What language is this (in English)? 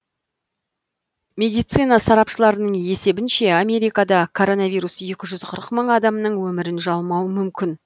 Kazakh